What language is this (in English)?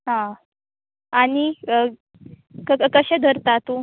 Konkani